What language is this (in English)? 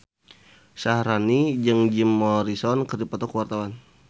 Sundanese